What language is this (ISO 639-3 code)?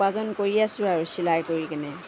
asm